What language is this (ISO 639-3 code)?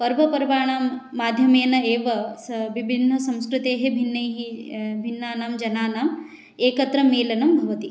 san